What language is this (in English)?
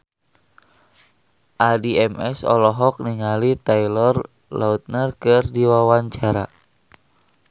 Sundanese